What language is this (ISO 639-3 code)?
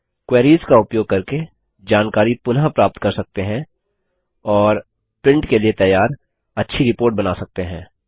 hin